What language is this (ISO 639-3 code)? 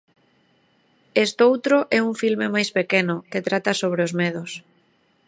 glg